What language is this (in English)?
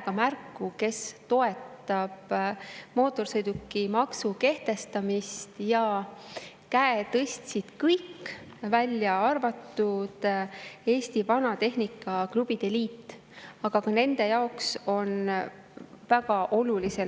Estonian